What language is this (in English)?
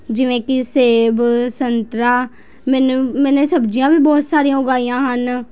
Punjabi